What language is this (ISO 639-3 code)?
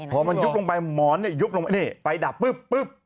tha